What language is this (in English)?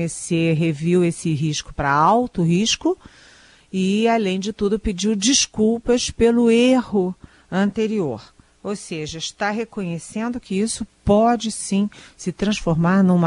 Portuguese